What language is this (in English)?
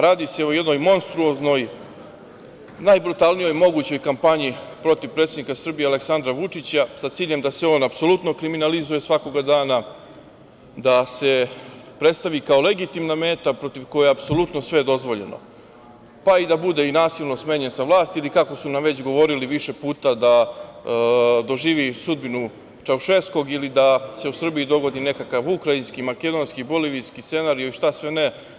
Serbian